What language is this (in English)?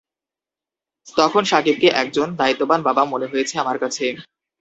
Bangla